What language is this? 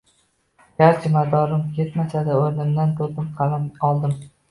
Uzbek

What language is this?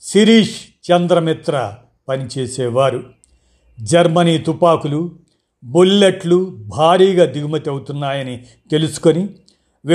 Telugu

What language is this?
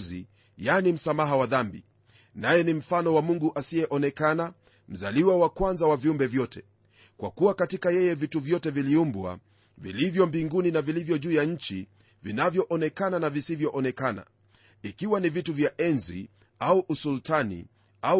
Swahili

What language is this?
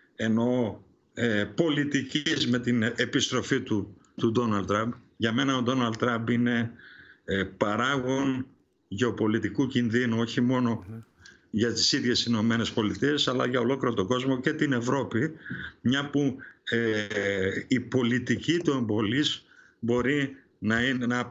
Greek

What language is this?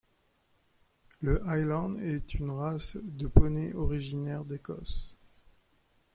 French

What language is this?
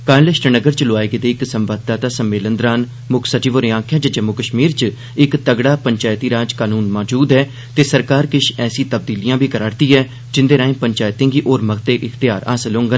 Dogri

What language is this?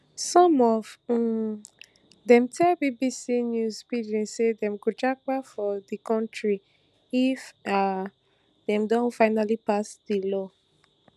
Nigerian Pidgin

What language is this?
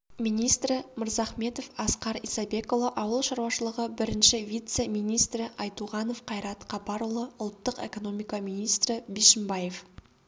Kazakh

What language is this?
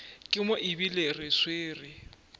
Northern Sotho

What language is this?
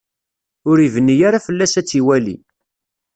Kabyle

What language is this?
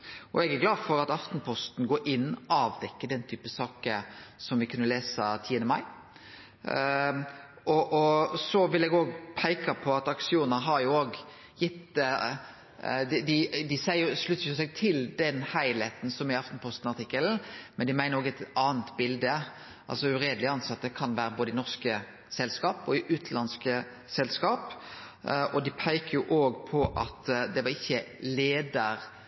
Norwegian Nynorsk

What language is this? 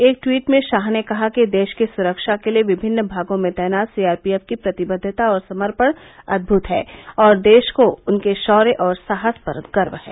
Hindi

